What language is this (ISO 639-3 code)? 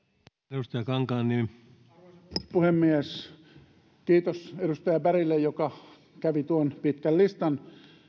fin